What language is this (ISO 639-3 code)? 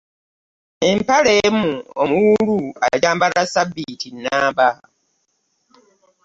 lug